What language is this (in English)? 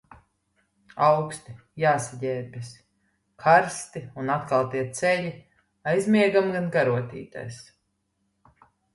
Latvian